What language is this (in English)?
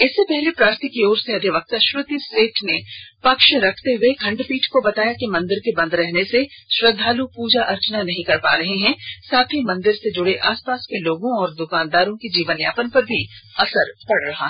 Hindi